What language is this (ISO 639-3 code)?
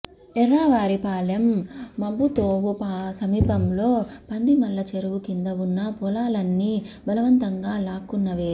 tel